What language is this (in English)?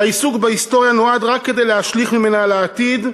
Hebrew